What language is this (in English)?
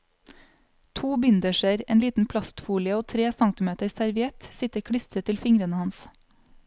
Norwegian